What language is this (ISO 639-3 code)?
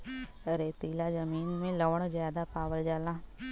bho